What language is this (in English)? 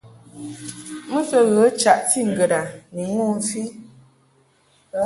Mungaka